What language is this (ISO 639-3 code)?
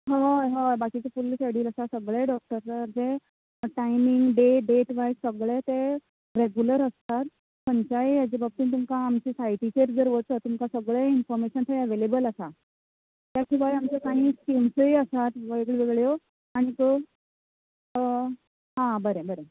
kok